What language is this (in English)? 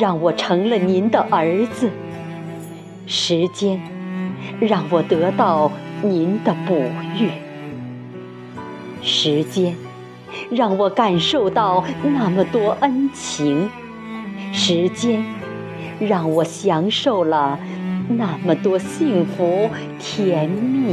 Chinese